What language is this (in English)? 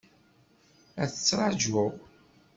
Kabyle